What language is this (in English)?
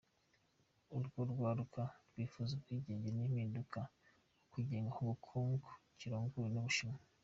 Kinyarwanda